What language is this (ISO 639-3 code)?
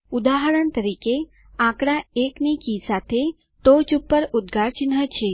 guj